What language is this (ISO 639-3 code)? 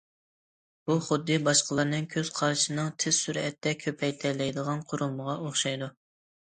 uig